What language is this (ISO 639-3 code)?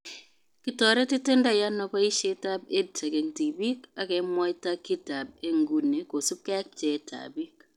kln